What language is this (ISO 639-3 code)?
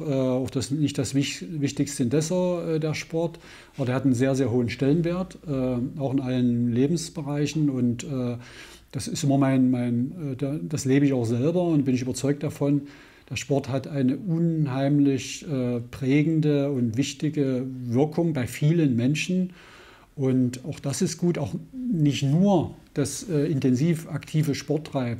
deu